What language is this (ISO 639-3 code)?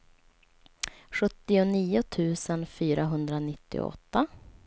swe